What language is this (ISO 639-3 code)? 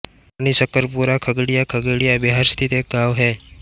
hin